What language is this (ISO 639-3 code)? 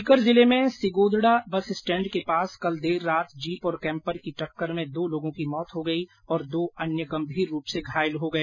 hin